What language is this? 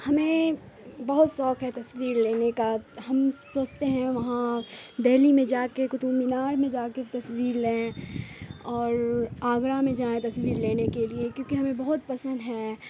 Urdu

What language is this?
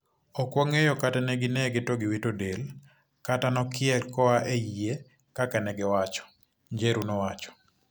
Luo (Kenya and Tanzania)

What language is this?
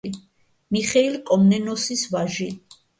Georgian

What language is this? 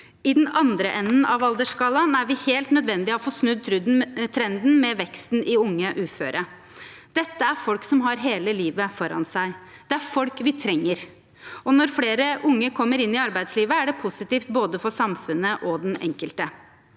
Norwegian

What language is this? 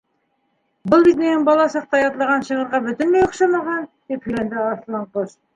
Bashkir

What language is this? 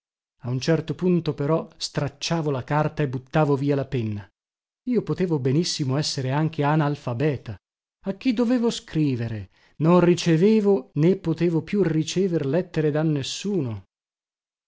Italian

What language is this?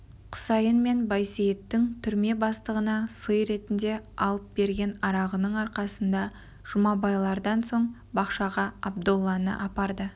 Kazakh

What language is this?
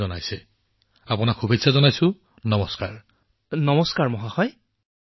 Assamese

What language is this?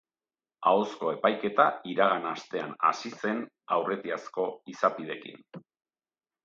Basque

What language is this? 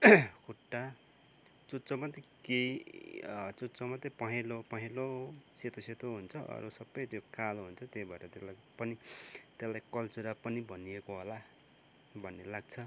Nepali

